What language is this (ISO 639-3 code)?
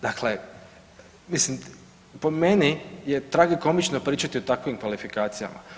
hrv